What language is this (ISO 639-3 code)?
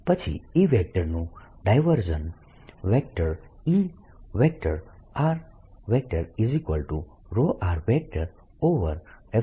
guj